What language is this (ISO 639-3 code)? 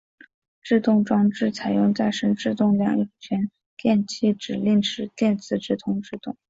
zho